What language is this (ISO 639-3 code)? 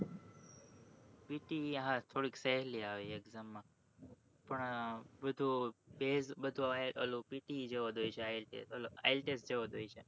guj